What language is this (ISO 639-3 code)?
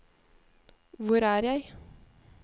nor